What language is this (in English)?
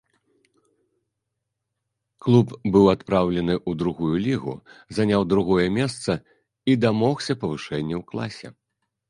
Belarusian